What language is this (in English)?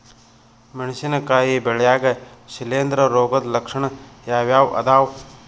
Kannada